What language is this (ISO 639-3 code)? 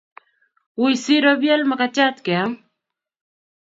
kln